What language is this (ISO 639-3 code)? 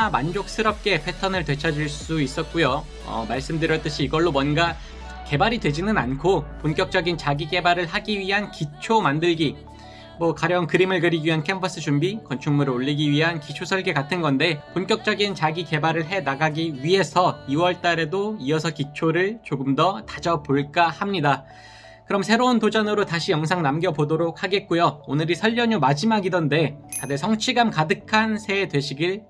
kor